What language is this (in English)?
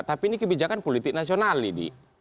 Indonesian